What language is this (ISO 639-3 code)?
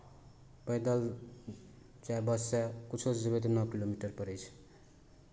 mai